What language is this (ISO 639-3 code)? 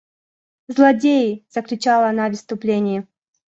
rus